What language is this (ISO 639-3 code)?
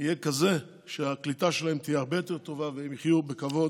heb